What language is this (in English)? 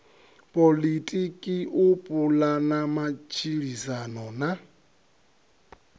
Venda